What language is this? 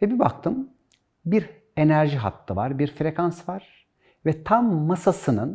Turkish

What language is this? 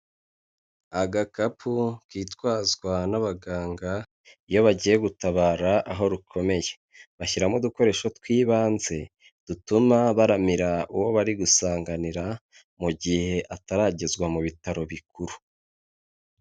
Kinyarwanda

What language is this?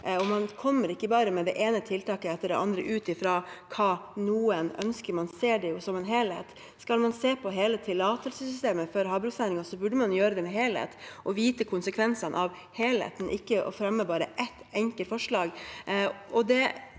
Norwegian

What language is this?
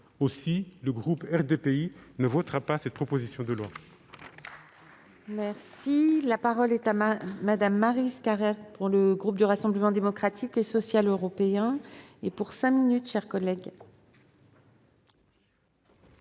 French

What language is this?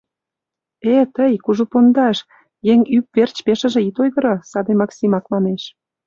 Mari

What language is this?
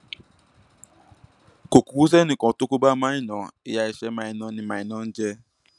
Yoruba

